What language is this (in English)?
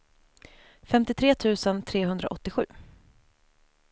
Swedish